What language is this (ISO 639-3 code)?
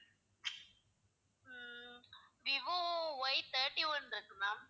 tam